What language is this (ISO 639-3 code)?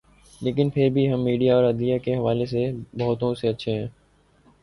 urd